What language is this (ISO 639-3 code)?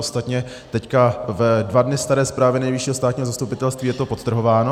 ces